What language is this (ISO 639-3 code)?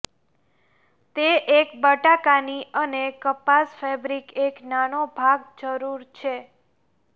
guj